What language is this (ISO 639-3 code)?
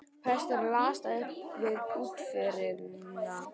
isl